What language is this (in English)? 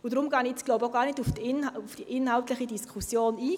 Swiss German